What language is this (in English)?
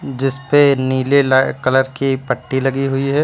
Hindi